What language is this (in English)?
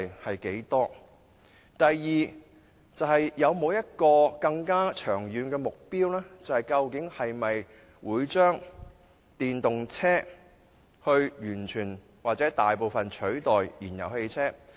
Cantonese